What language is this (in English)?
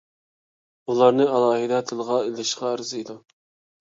Uyghur